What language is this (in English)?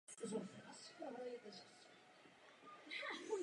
Czech